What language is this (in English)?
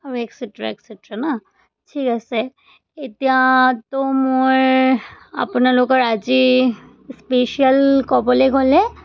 Assamese